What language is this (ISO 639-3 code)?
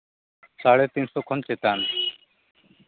sat